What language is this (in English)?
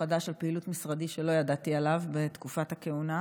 Hebrew